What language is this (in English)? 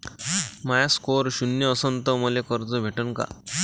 Marathi